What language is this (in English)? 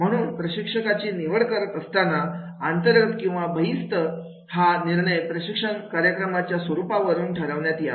Marathi